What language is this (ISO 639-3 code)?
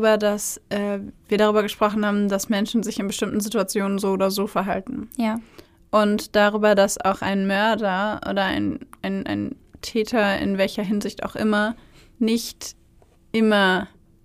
deu